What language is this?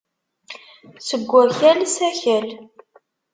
Kabyle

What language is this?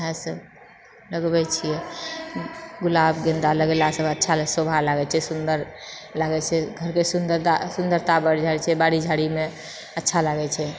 Maithili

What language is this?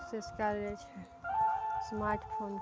Maithili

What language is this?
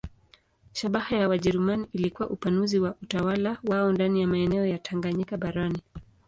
Swahili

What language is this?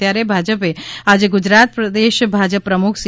Gujarati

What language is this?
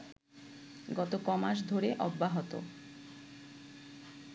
Bangla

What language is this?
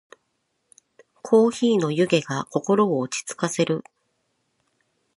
Japanese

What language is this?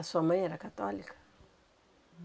Portuguese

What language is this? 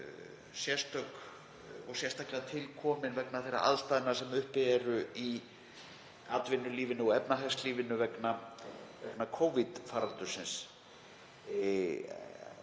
Icelandic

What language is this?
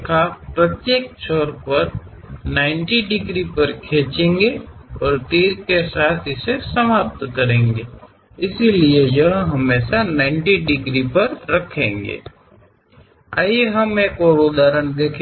Kannada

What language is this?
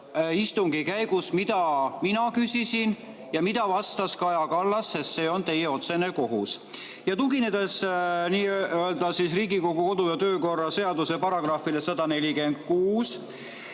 Estonian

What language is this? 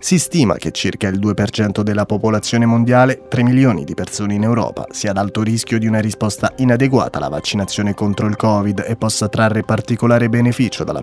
Italian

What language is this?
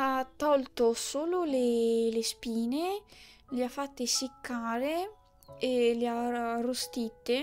Italian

